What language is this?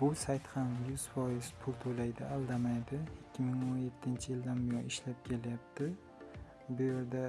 Turkish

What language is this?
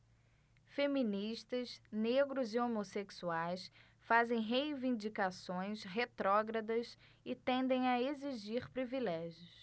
Portuguese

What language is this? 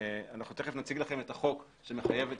Hebrew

